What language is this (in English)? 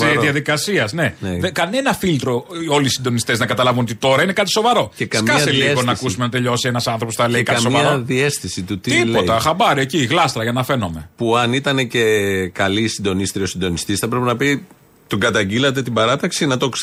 Greek